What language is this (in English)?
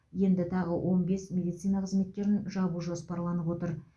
Kazakh